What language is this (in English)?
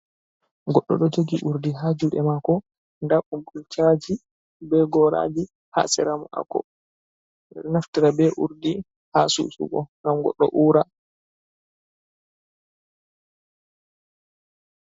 Fula